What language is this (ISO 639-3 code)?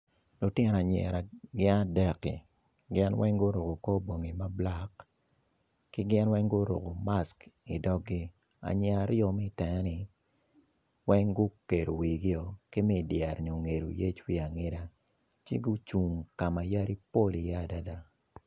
ach